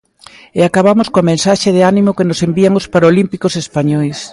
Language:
Galician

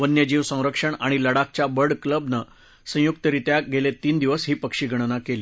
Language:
Marathi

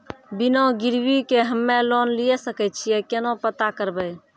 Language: Maithili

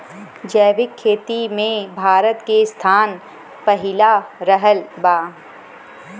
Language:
Bhojpuri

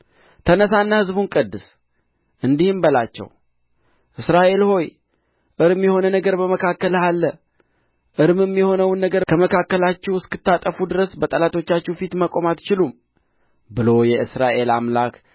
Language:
Amharic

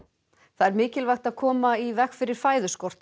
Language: Icelandic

